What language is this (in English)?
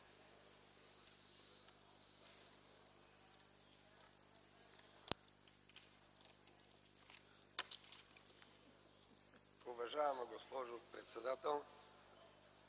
Bulgarian